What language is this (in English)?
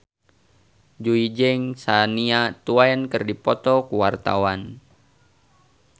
Sundanese